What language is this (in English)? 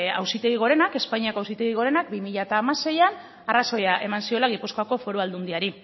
Basque